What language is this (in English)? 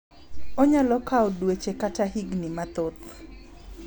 Luo (Kenya and Tanzania)